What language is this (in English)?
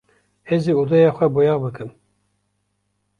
Kurdish